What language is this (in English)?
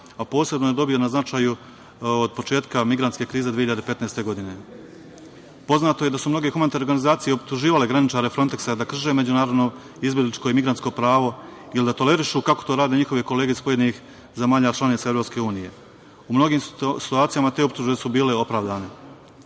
Serbian